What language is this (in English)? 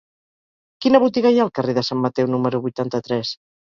Catalan